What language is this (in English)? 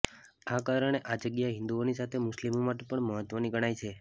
Gujarati